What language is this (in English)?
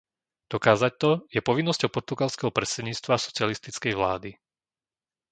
Slovak